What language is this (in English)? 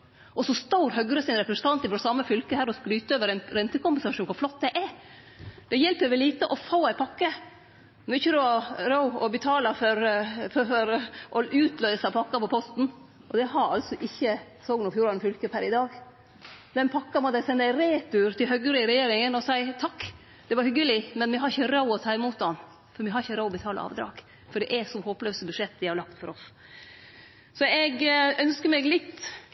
Norwegian Nynorsk